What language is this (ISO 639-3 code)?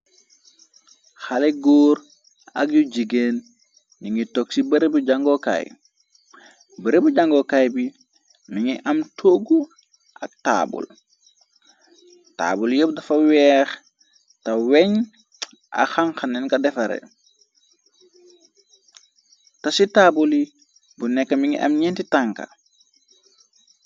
wol